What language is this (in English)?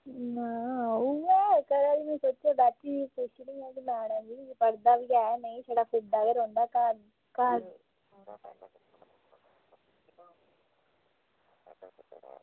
Dogri